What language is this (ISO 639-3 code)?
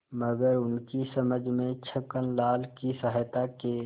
hin